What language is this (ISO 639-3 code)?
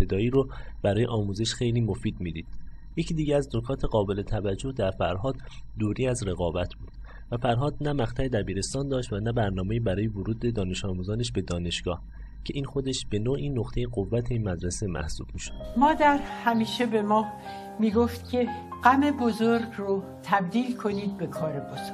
fas